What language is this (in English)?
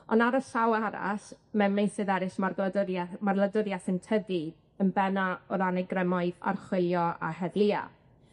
Welsh